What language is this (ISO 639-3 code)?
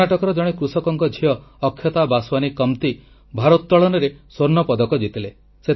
ori